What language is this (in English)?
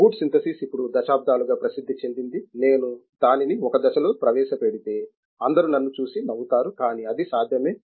Telugu